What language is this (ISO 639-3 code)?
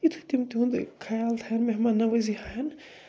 kas